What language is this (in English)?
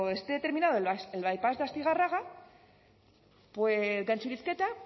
Spanish